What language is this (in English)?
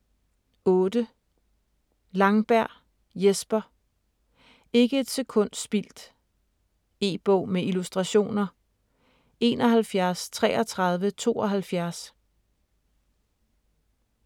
Danish